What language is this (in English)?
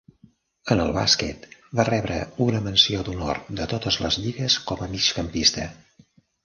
Catalan